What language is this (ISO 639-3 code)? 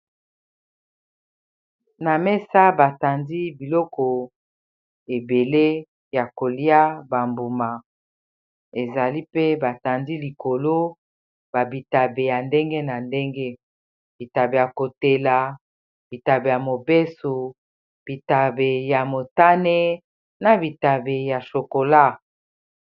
lin